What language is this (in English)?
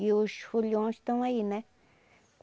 Portuguese